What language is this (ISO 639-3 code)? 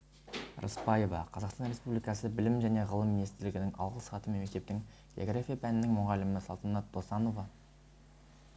kaz